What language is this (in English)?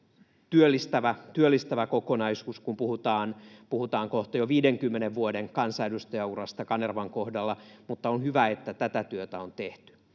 Finnish